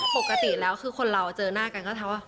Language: Thai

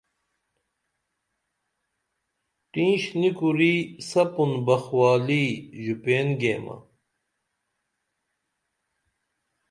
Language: Dameli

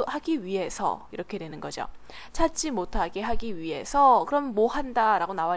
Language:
Korean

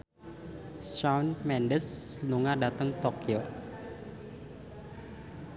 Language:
Javanese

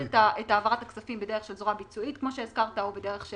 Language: Hebrew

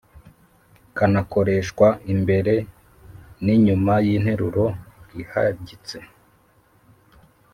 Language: Kinyarwanda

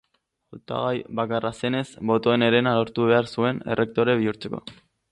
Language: Basque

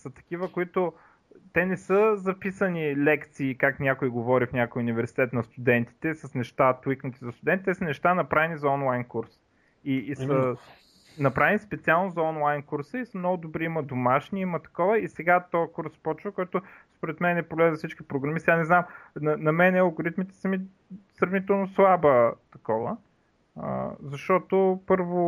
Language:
Bulgarian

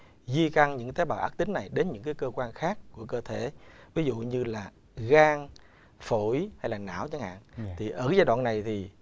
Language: Vietnamese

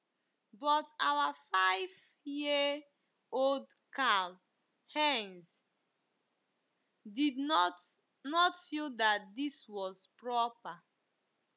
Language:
Igbo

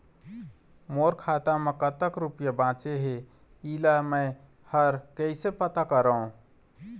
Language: Chhattisgarhi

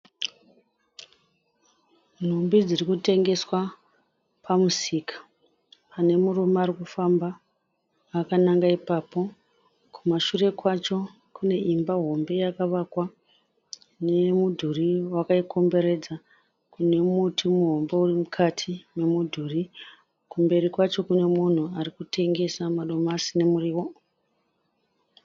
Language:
Shona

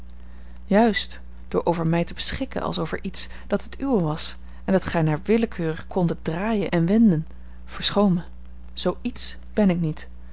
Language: Dutch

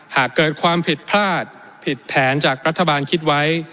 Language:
Thai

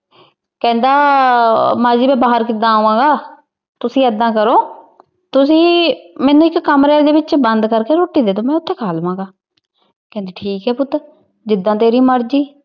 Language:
Punjabi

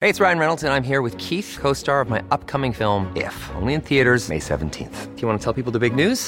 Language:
Swedish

